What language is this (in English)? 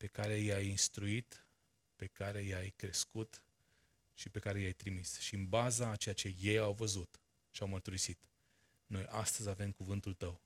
Romanian